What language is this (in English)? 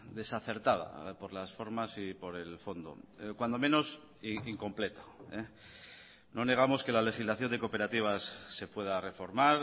Spanish